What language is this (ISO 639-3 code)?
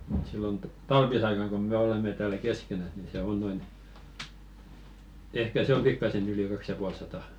fin